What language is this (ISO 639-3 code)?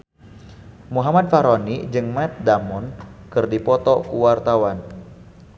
sun